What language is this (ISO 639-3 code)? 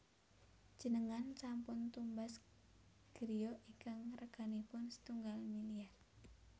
jav